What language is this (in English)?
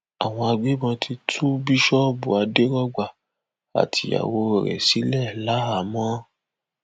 Yoruba